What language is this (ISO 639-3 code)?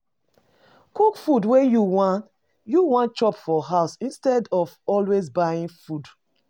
pcm